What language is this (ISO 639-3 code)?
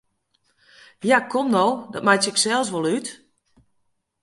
fry